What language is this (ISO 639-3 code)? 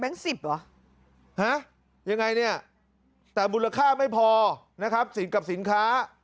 tha